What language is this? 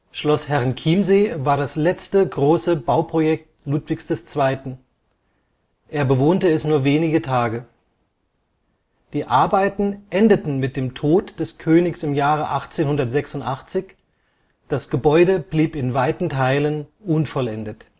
German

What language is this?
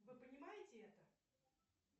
Russian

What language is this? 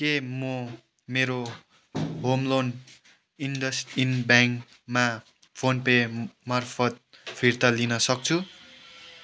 Nepali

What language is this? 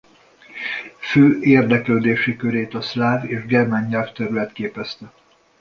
Hungarian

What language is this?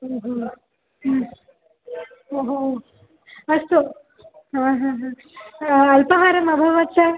Sanskrit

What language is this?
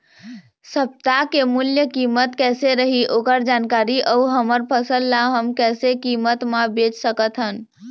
Chhattisgarhi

